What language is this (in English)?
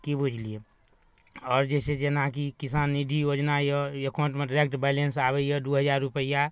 Maithili